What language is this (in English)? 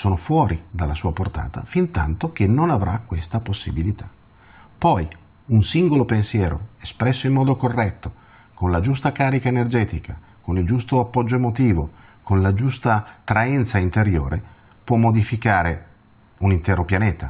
Italian